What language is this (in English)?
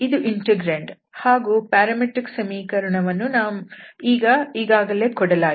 Kannada